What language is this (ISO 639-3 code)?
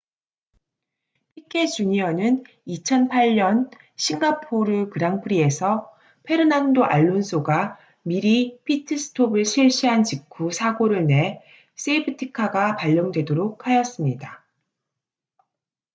kor